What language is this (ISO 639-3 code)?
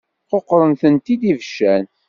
kab